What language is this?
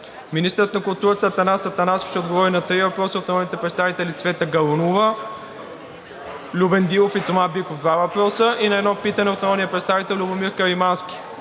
Bulgarian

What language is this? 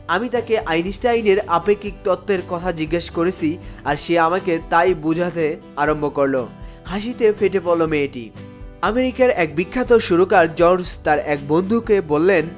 Bangla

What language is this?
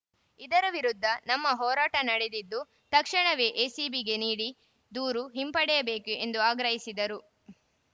Kannada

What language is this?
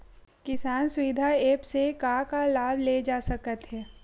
Chhattisgarhi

